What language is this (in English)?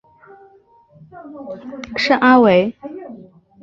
Chinese